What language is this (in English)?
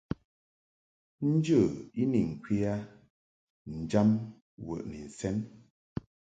Mungaka